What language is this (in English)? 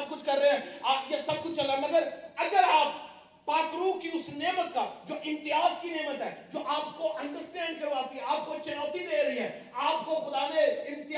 Urdu